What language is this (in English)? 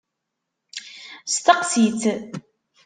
Kabyle